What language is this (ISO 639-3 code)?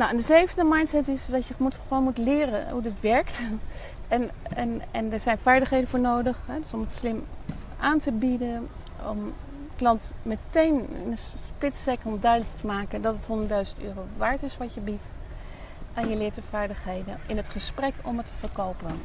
nld